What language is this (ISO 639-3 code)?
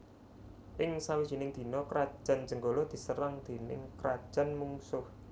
jav